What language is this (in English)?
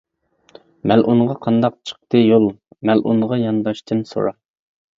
Uyghur